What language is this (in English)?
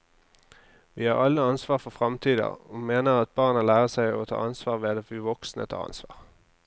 Norwegian